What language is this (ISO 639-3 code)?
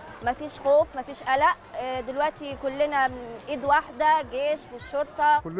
ara